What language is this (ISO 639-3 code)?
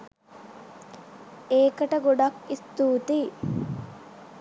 sin